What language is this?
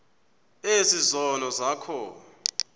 Xhosa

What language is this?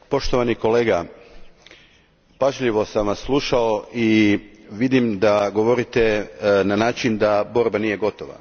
Croatian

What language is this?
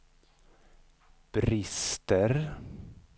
Swedish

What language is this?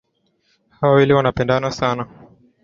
Swahili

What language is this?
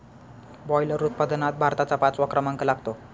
Marathi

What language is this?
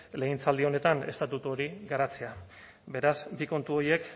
Basque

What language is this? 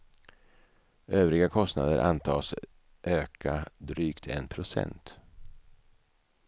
Swedish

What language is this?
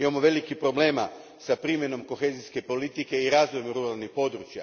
Croatian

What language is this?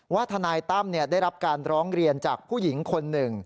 Thai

